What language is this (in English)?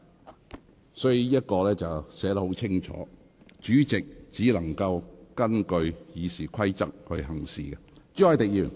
Cantonese